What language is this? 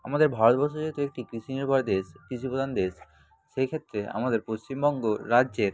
Bangla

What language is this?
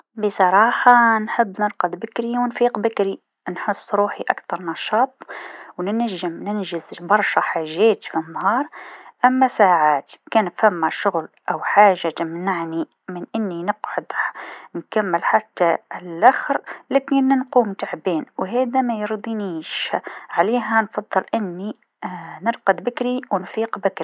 Tunisian Arabic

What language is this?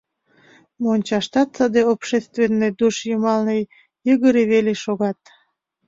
Mari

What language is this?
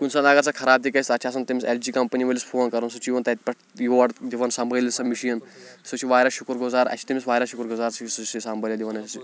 Kashmiri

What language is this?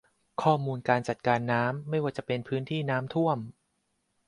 Thai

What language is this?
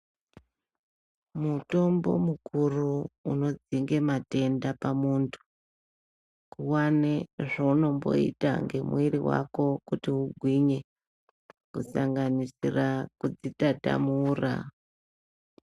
Ndau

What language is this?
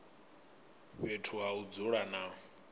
Venda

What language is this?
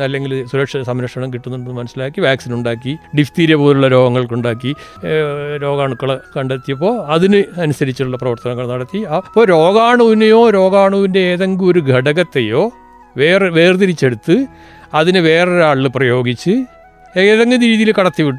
Malayalam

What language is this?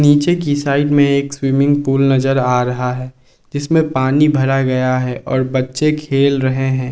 Hindi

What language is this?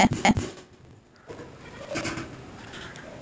Maithili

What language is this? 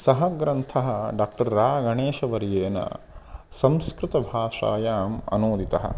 Sanskrit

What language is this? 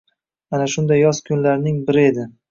Uzbek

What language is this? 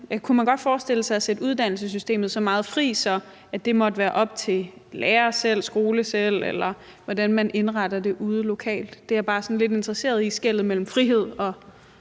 Danish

